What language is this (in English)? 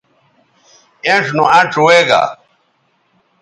Bateri